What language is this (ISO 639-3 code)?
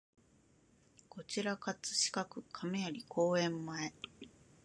jpn